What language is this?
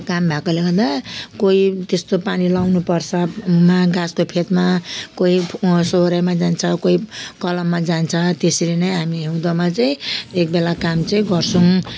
Nepali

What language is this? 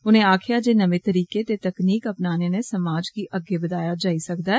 Dogri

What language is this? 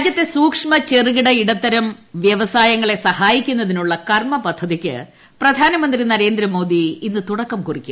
Malayalam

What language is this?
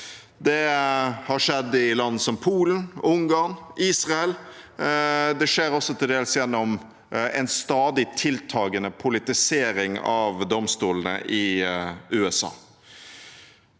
Norwegian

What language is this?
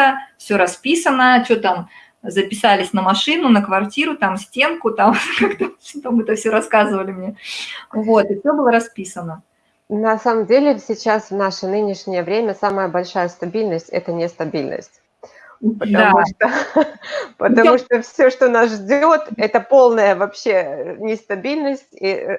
Russian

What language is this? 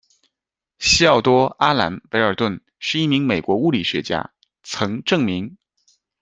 Chinese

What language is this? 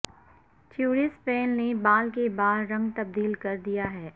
Urdu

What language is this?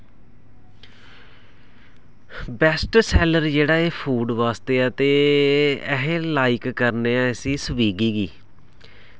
Dogri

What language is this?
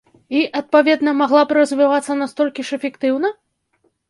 Belarusian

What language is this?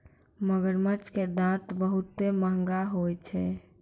Maithili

